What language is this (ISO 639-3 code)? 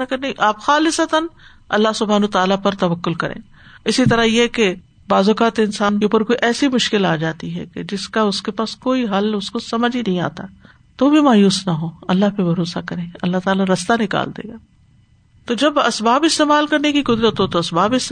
urd